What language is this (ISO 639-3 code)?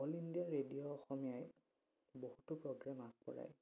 asm